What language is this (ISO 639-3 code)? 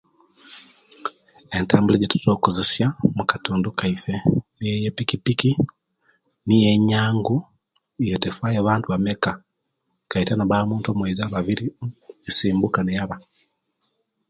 lke